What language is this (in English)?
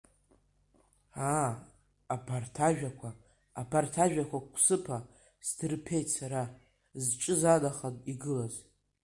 Abkhazian